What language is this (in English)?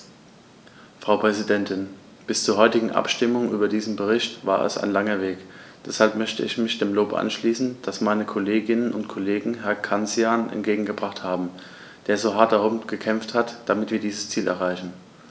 German